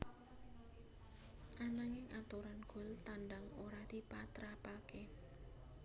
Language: Javanese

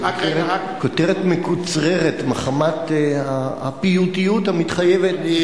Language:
Hebrew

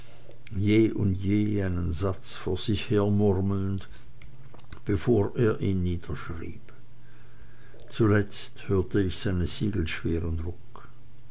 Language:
German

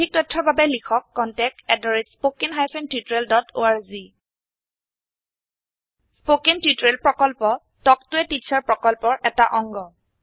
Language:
Assamese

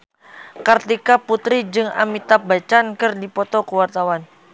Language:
Sundanese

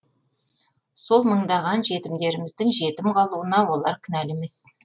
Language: Kazakh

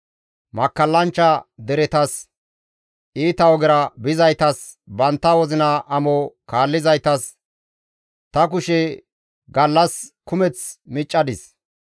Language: Gamo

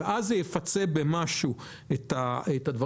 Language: Hebrew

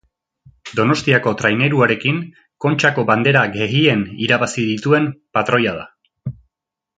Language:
Basque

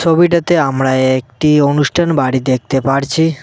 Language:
Bangla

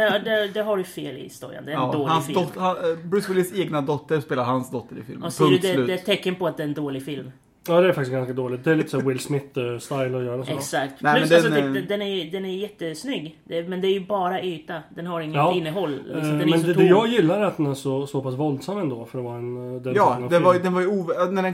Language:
Swedish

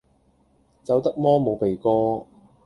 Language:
Cantonese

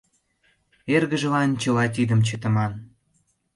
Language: Mari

